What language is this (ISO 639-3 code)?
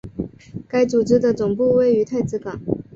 zho